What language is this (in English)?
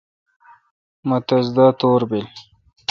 Kalkoti